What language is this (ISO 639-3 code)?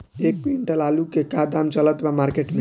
bho